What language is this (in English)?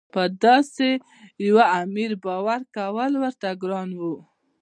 Pashto